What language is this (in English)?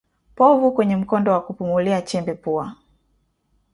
Swahili